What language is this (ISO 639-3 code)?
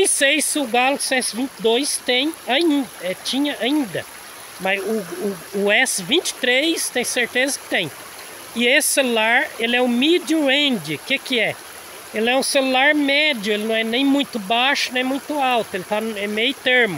por